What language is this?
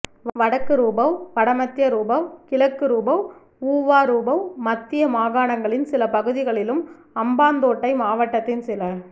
Tamil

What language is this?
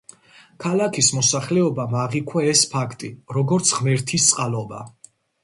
Georgian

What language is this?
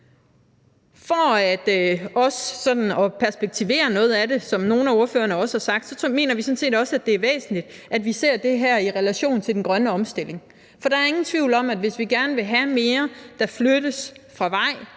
Danish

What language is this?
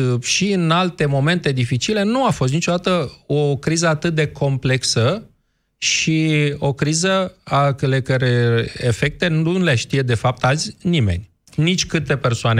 Romanian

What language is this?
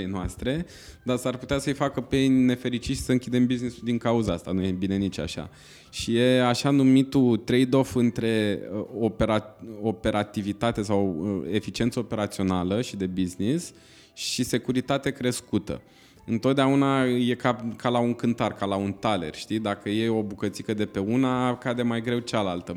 Romanian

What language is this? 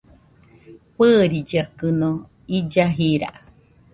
Nüpode Huitoto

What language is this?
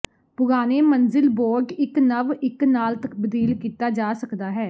Punjabi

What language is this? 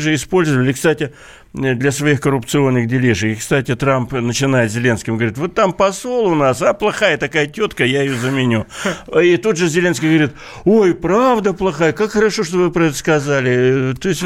Russian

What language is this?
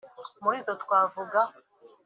Kinyarwanda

